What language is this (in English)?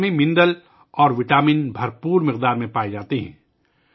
Urdu